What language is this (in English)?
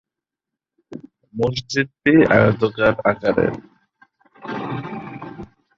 Bangla